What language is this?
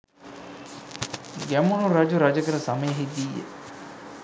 Sinhala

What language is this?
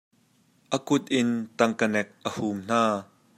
Hakha Chin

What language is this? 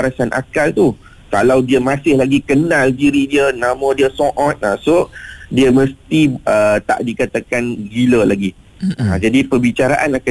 Malay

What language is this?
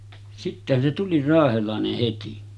Finnish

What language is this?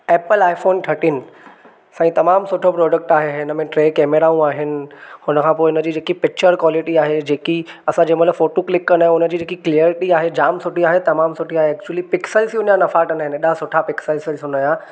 Sindhi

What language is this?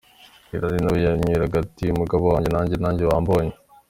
Kinyarwanda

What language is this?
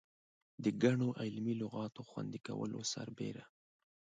Pashto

